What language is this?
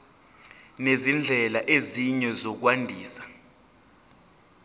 Zulu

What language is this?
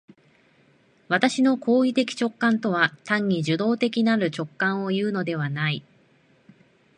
Japanese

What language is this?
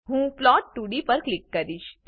Gujarati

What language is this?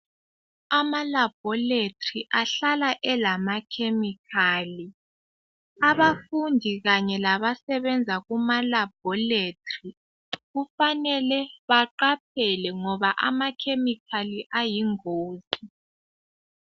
North Ndebele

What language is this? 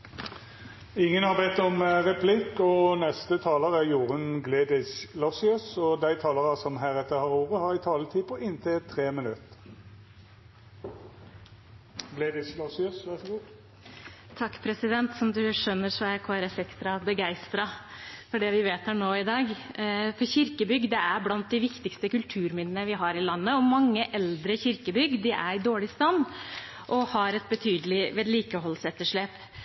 Norwegian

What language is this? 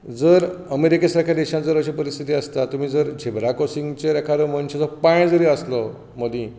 Konkani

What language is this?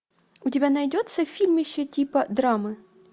Russian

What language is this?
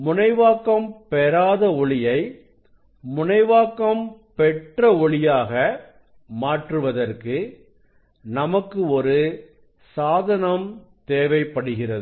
Tamil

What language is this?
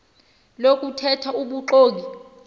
Xhosa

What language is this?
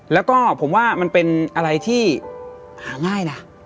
Thai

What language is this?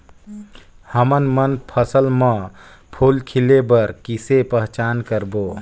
Chhattisgarhi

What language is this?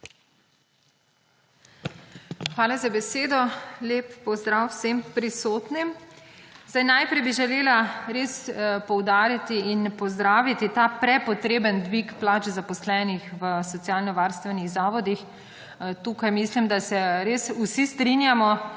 Slovenian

